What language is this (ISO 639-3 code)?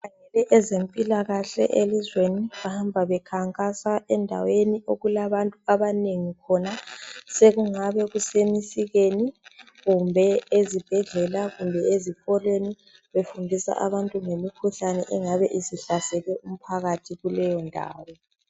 nde